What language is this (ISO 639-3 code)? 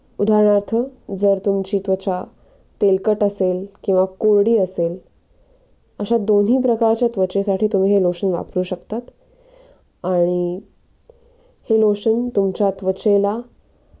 mar